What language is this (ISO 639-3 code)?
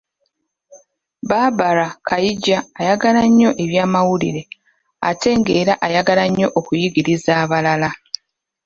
lug